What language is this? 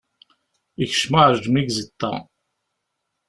Kabyle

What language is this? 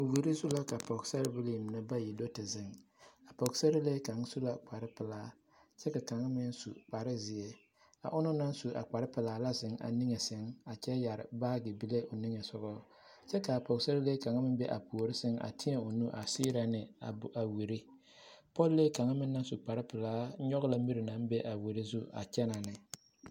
Southern Dagaare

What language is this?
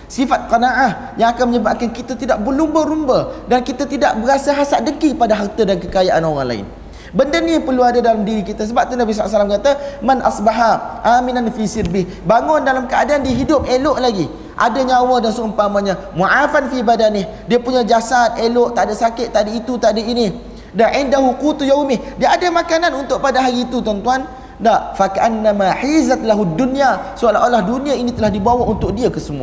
Malay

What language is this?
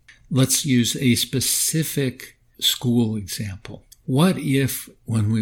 English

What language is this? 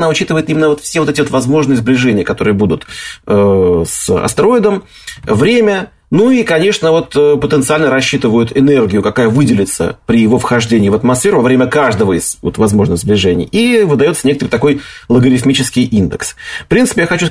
Russian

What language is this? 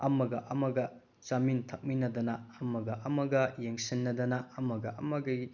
Manipuri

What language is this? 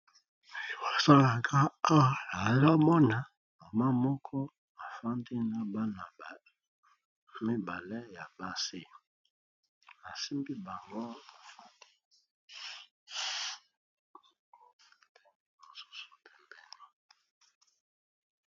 Lingala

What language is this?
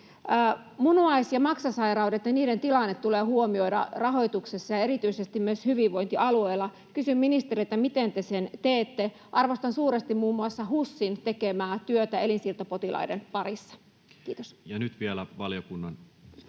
Finnish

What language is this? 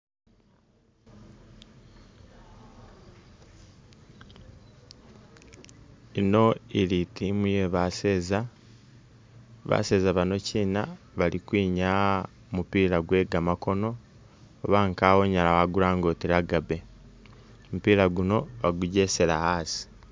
Masaaba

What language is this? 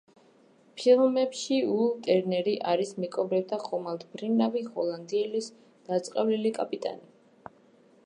Georgian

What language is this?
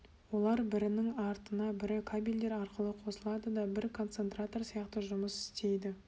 Kazakh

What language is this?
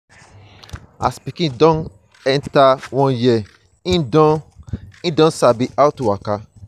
Nigerian Pidgin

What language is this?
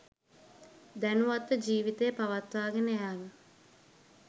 Sinhala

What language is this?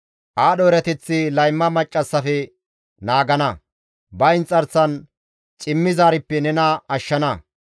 Gamo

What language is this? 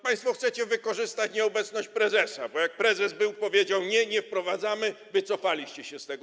Polish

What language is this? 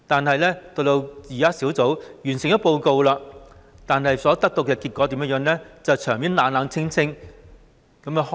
Cantonese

